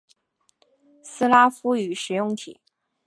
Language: Chinese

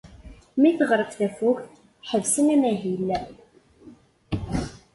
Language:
Kabyle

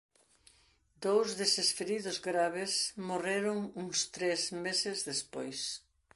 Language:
Galician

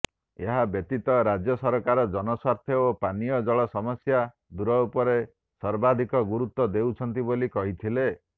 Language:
Odia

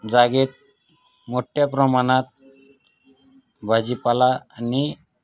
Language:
Marathi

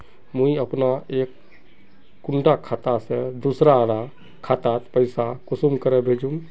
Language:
Magahi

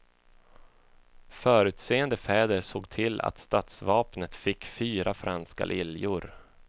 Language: Swedish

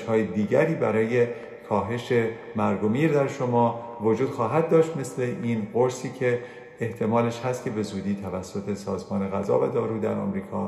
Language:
Persian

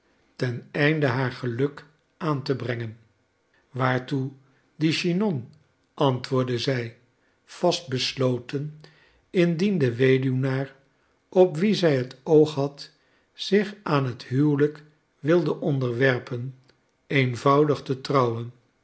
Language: Dutch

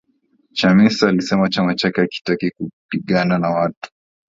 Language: Swahili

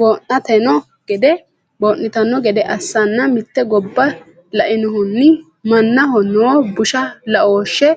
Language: Sidamo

